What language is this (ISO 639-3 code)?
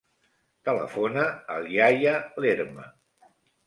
cat